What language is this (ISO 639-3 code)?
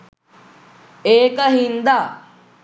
sin